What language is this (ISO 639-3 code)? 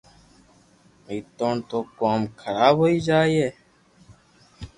lrk